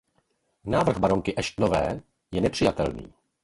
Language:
Czech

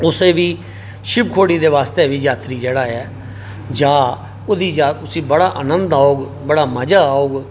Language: Dogri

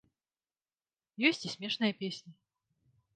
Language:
Belarusian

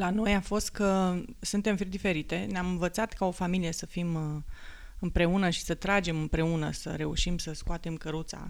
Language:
Romanian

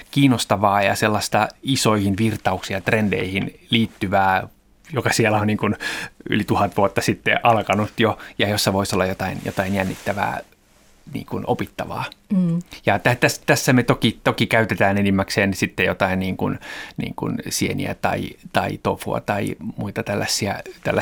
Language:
Finnish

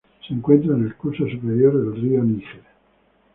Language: Spanish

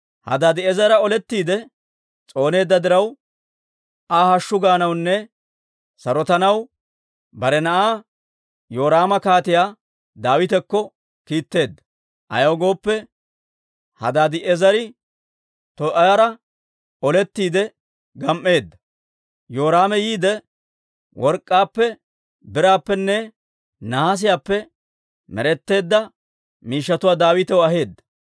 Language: Dawro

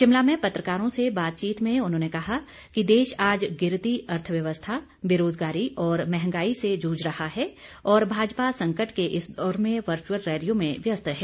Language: Hindi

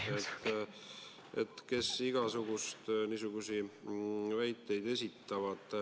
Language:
Estonian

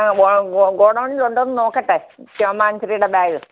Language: Malayalam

